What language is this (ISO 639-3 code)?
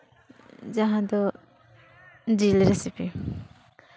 sat